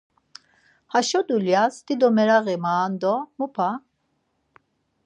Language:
Laz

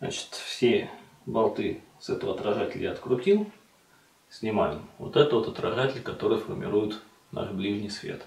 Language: Russian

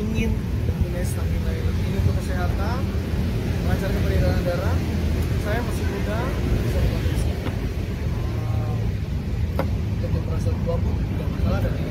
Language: Indonesian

